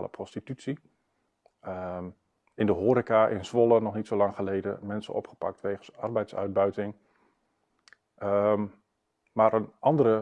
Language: Dutch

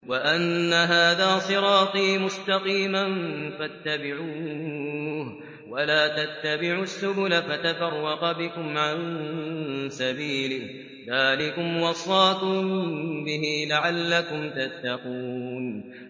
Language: Arabic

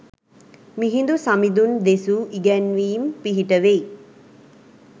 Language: Sinhala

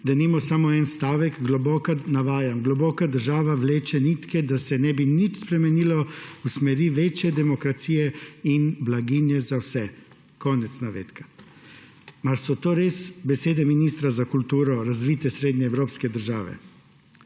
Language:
Slovenian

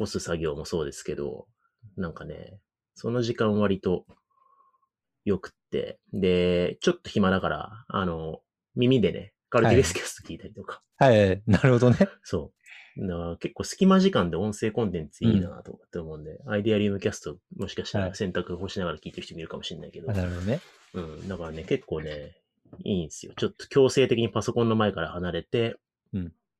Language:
Japanese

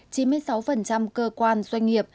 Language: Vietnamese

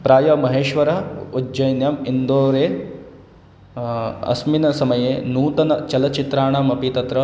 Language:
Sanskrit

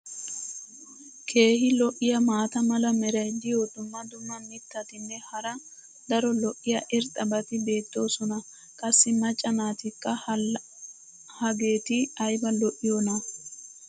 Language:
Wolaytta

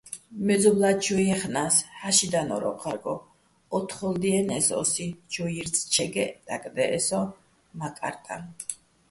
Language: Bats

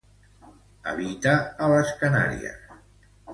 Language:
Catalan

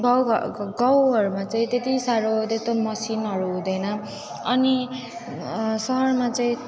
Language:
Nepali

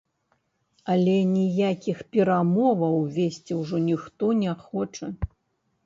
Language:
Belarusian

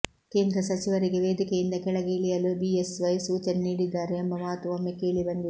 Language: Kannada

